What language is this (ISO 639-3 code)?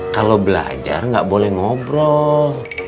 ind